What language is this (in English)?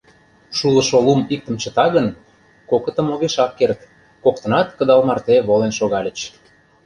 Mari